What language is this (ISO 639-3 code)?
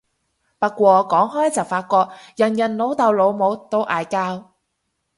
yue